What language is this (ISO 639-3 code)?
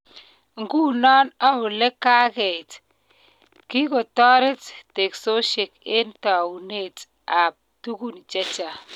kln